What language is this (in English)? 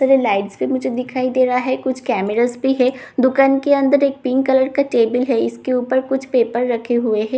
Hindi